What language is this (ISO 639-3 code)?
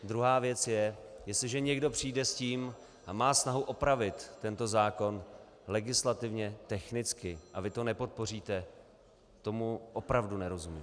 ces